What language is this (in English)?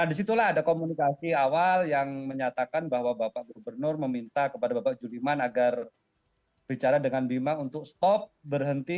Indonesian